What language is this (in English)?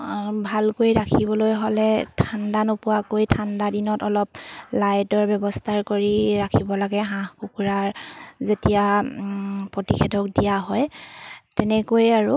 Assamese